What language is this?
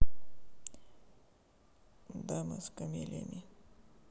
Russian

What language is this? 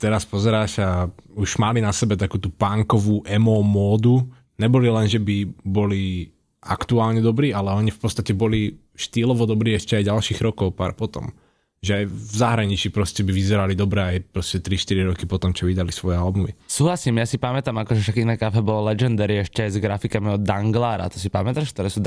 Slovak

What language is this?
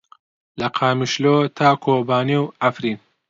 Central Kurdish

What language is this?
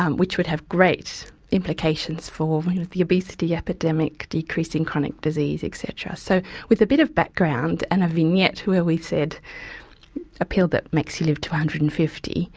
English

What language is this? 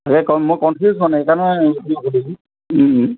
Assamese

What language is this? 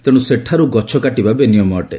Odia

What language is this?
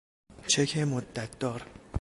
Persian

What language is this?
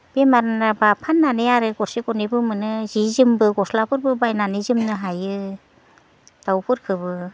Bodo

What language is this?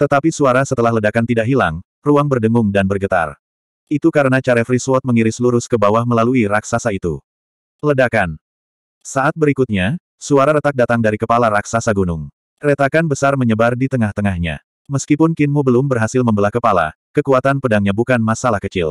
Indonesian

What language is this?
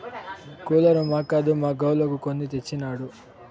Telugu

